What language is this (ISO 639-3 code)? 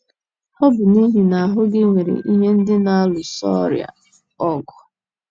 ibo